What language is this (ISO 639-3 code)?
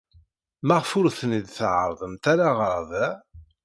kab